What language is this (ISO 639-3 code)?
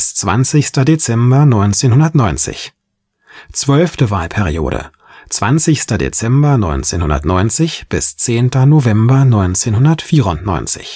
deu